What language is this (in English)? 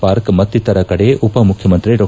Kannada